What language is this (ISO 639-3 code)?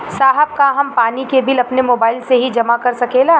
bho